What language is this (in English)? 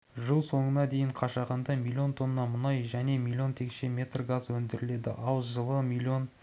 Kazakh